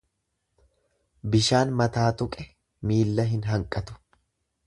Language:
Oromo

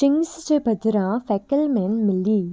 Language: Sindhi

